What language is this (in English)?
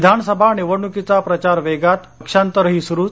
Marathi